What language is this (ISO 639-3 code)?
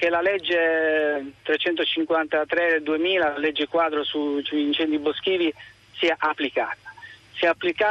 ita